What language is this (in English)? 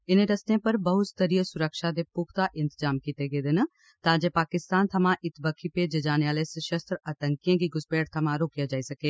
Dogri